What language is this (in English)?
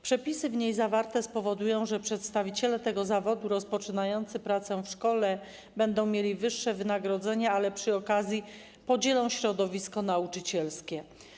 Polish